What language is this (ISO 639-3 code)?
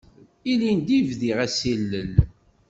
kab